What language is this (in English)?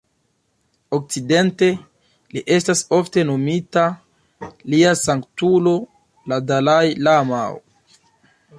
Esperanto